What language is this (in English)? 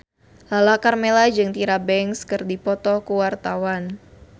Sundanese